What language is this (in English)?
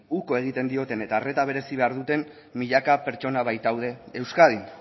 Basque